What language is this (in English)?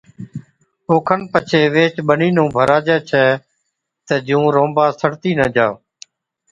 Od